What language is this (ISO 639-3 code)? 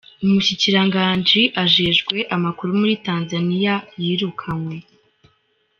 kin